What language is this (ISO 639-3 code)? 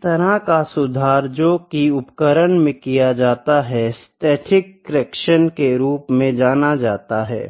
hin